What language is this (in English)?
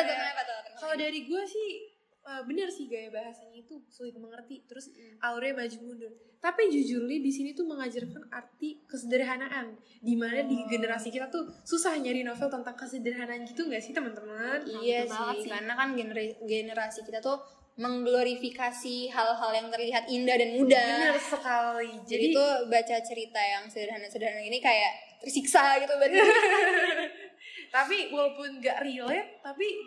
Indonesian